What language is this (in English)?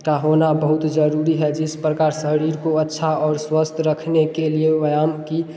Hindi